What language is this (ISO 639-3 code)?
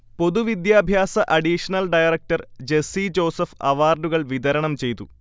mal